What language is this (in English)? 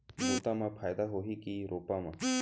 Chhattisgarhi